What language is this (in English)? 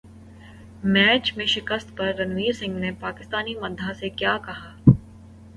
Urdu